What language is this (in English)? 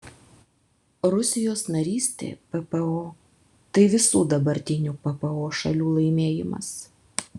Lithuanian